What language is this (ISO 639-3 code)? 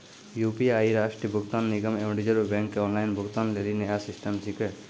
mai